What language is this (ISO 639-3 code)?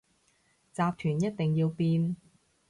yue